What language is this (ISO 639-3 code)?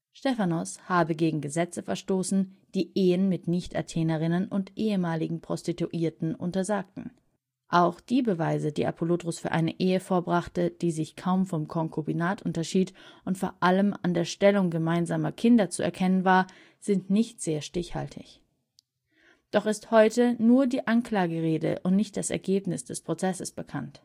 deu